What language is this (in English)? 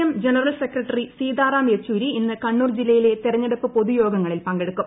Malayalam